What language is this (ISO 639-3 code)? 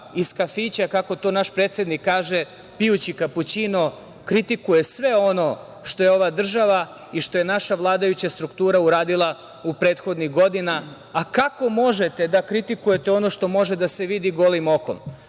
srp